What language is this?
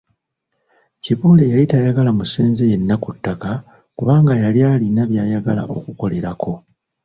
Ganda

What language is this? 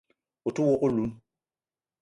Eton (Cameroon)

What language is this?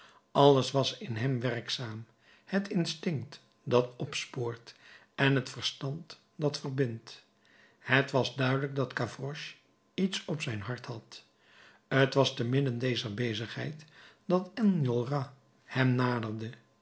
Dutch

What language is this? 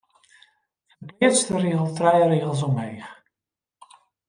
Western Frisian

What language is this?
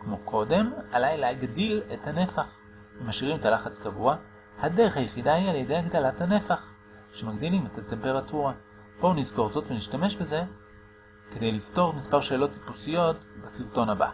Hebrew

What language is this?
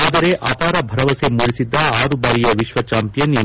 Kannada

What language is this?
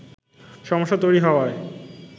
Bangla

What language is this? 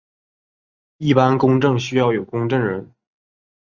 Chinese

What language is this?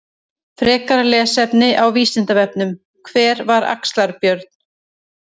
Icelandic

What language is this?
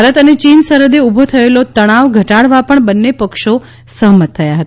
Gujarati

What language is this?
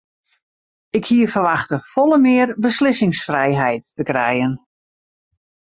Western Frisian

